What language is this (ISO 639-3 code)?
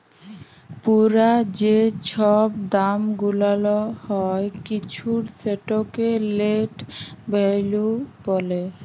ben